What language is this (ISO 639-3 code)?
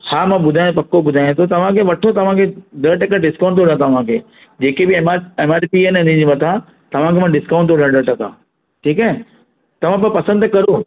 snd